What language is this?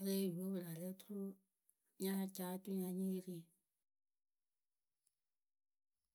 Akebu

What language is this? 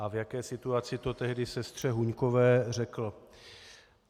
Czech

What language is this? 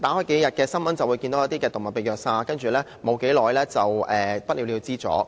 Cantonese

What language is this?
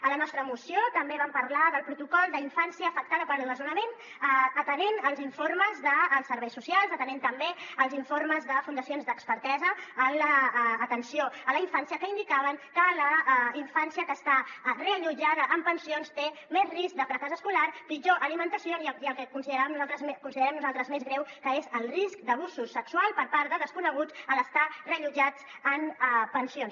Catalan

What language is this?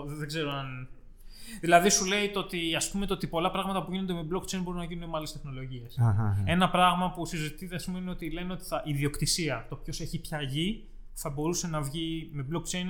Greek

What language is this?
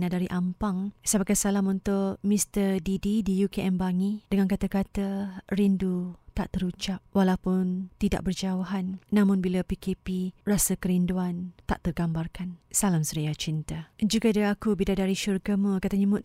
Malay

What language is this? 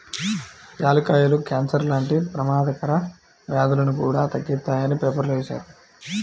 Telugu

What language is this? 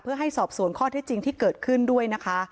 Thai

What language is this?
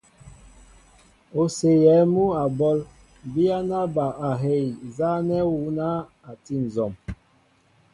Mbo (Cameroon)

